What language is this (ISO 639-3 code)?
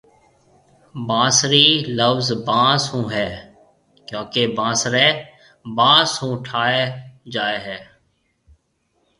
mve